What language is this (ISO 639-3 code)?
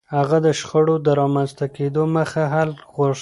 pus